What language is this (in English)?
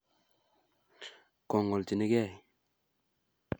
Kalenjin